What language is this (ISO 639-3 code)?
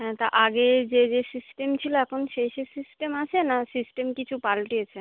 ben